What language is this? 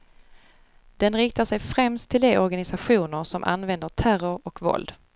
Swedish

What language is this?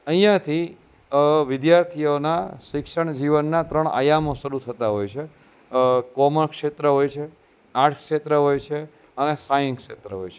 Gujarati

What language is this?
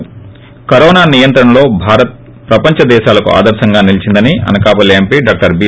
Telugu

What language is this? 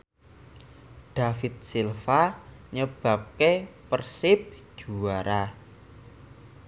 Javanese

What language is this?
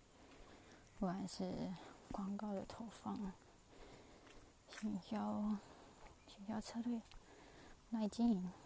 Chinese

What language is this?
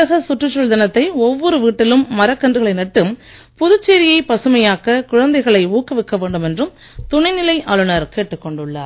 Tamil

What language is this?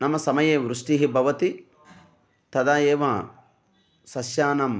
Sanskrit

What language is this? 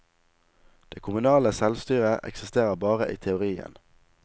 Norwegian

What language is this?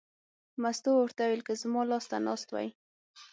Pashto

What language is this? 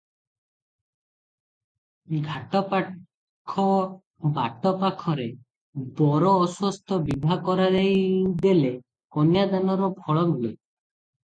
Odia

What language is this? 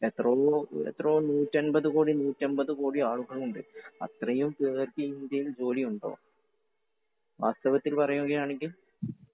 Malayalam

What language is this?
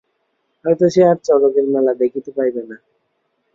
Bangla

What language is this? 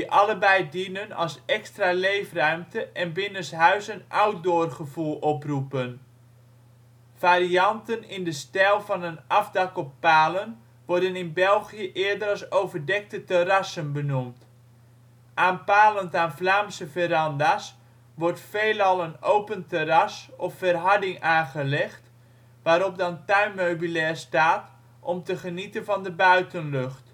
Dutch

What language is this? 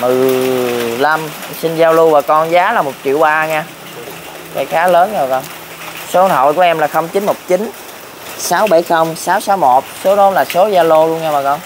Vietnamese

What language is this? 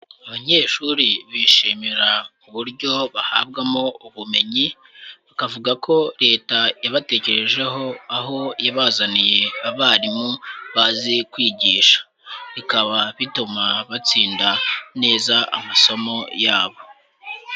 Kinyarwanda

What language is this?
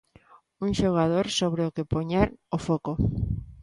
Galician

